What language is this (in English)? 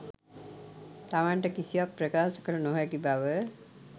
Sinhala